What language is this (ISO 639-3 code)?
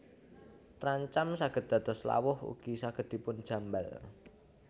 jav